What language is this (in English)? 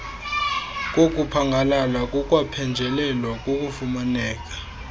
Xhosa